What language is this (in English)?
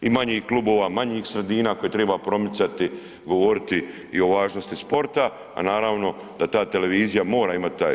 Croatian